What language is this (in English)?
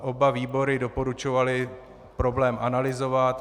Czech